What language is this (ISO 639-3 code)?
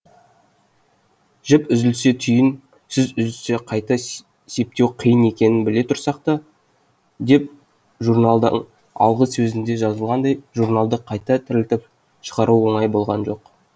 kaz